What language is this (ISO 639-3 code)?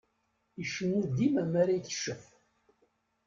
kab